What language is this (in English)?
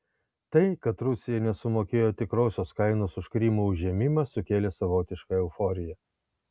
Lithuanian